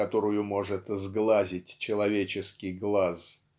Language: Russian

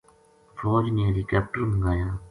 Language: Gujari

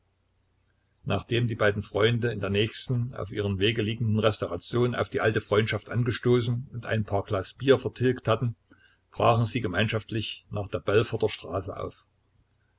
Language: German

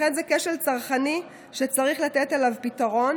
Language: Hebrew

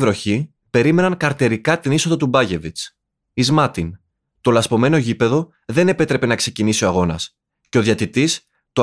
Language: Greek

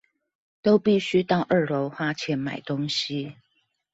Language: Chinese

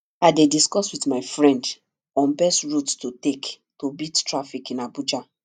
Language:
Nigerian Pidgin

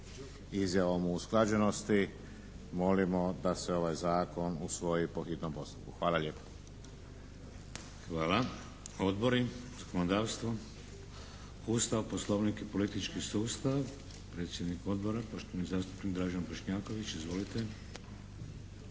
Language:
Croatian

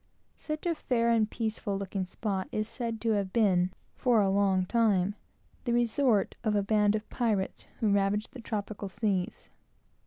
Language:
English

